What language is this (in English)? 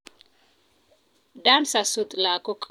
Kalenjin